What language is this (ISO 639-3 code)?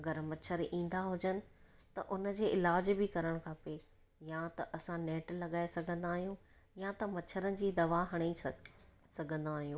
snd